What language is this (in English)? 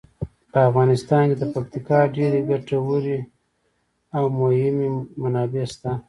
Pashto